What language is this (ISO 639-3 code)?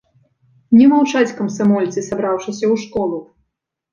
bel